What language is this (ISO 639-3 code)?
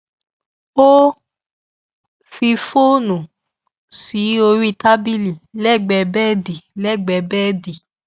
yor